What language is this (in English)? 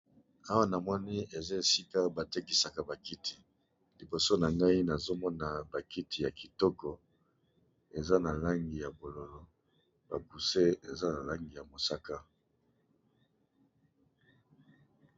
Lingala